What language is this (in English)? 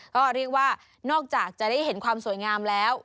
Thai